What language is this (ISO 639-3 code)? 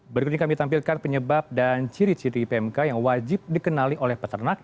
ind